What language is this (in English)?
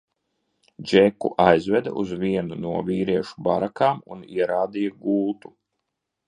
Latvian